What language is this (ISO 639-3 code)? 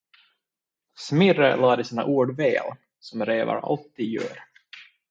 swe